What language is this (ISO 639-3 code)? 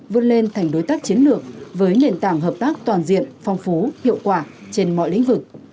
vie